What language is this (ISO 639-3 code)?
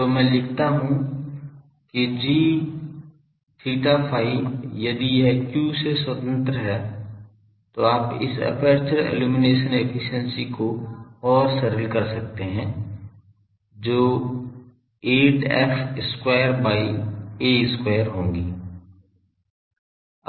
hin